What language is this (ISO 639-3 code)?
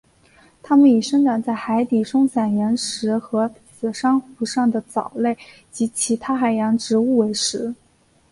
zho